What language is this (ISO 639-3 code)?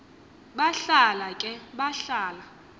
xho